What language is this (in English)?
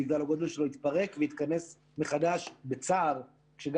Hebrew